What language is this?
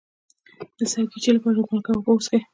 Pashto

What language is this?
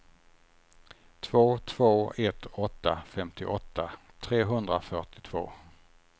Swedish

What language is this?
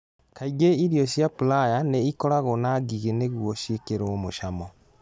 Kikuyu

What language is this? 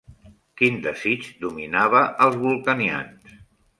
Catalan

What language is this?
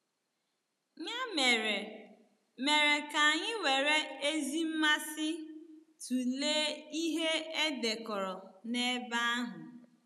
Igbo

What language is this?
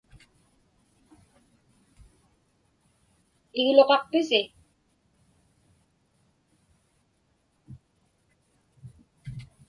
Inupiaq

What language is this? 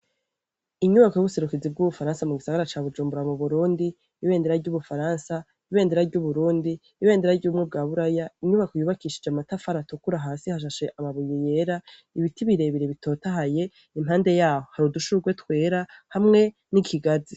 Rundi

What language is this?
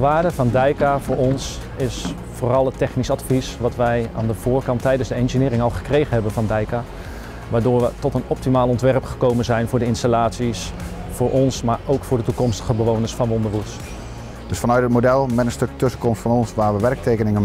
Dutch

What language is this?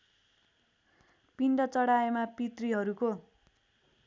Nepali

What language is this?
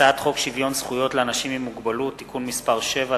Hebrew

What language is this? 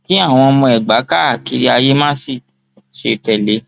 Yoruba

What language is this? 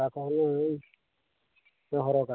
Santali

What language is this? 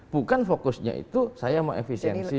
Indonesian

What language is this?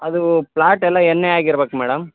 Kannada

